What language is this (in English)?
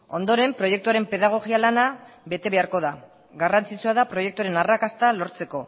Basque